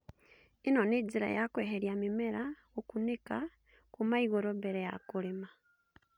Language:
Kikuyu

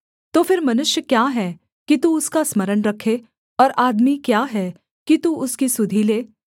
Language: Hindi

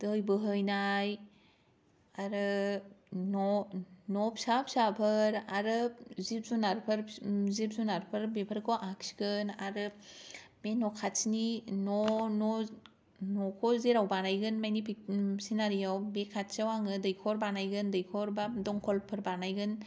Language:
Bodo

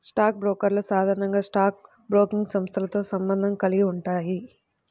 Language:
Telugu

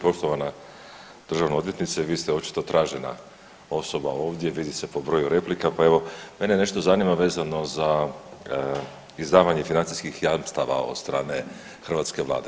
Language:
Croatian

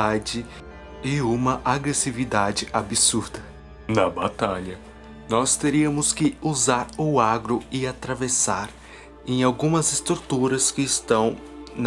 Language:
Portuguese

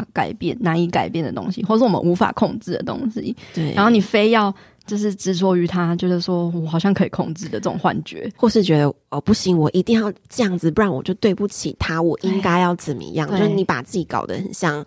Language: Chinese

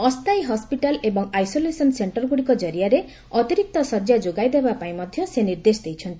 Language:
Odia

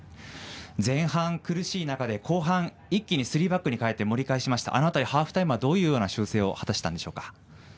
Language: Japanese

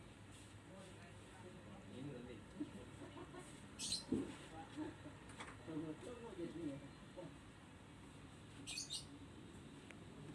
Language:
Indonesian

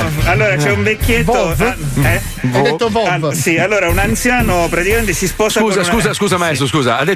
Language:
Italian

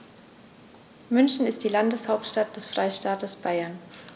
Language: German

